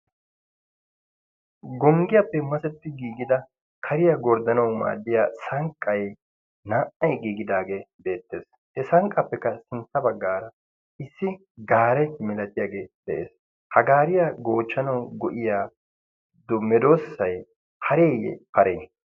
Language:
Wolaytta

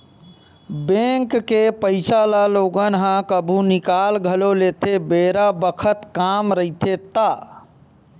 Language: Chhattisgarhi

